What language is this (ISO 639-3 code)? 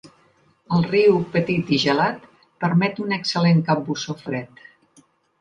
cat